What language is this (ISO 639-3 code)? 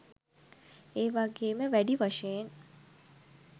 sin